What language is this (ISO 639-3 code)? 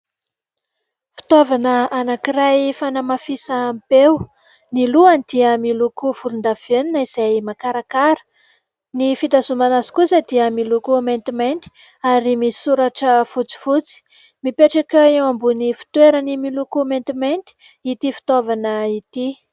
mlg